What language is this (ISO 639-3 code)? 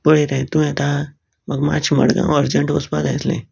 kok